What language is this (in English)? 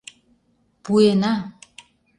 Mari